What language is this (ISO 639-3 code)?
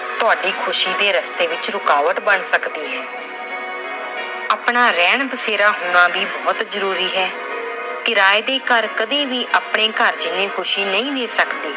pan